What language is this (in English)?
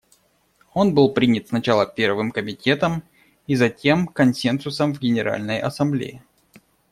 Russian